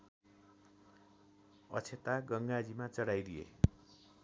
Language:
Nepali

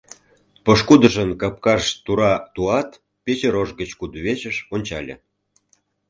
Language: Mari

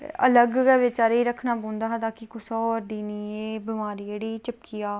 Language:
Dogri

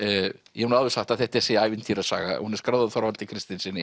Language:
Icelandic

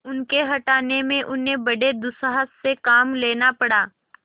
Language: Hindi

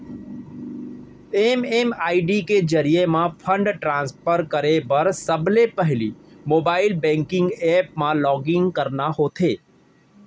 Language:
Chhattisgarhi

